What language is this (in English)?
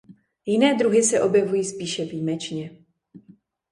Czech